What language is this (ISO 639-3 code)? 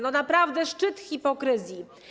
pol